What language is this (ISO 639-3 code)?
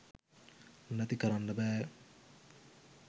sin